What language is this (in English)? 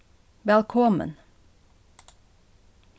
Faroese